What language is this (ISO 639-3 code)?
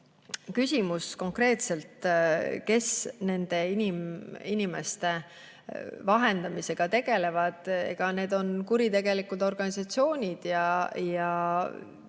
est